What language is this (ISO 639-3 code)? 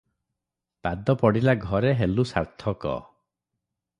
ori